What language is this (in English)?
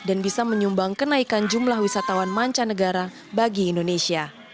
Indonesian